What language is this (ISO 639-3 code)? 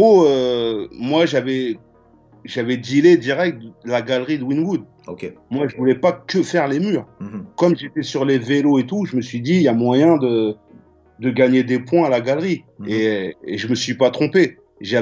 fra